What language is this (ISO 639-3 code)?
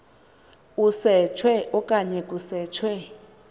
xho